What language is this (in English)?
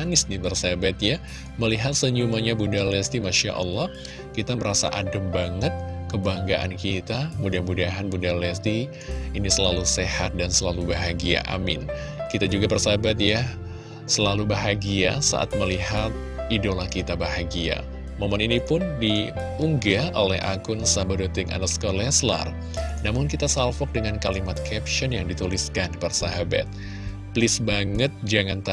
Indonesian